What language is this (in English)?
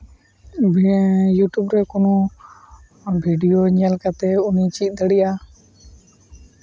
Santali